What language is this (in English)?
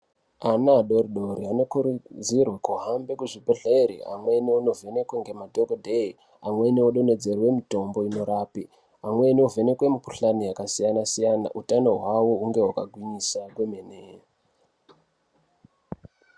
Ndau